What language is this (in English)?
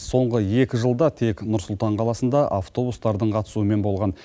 Kazakh